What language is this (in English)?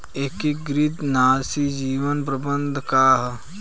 Bhojpuri